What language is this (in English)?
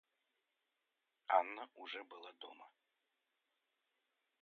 Russian